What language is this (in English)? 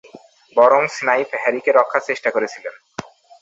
Bangla